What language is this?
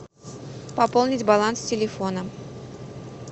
Russian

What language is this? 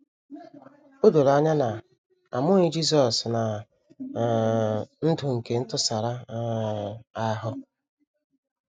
Igbo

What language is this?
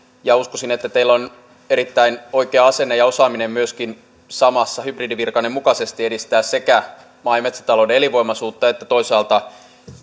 Finnish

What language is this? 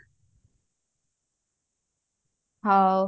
Odia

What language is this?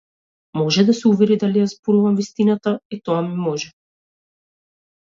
Macedonian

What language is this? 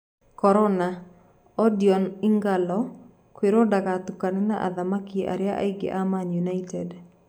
Kikuyu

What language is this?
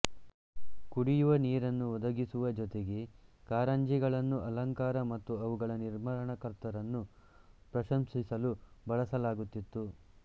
Kannada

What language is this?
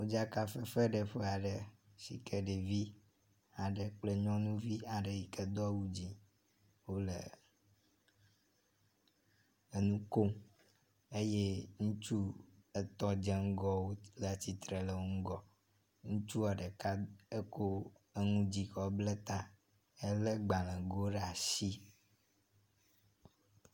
Ewe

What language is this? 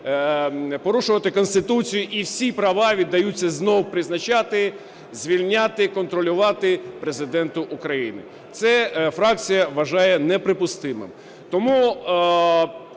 Ukrainian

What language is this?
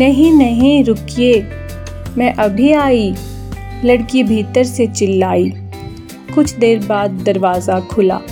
Hindi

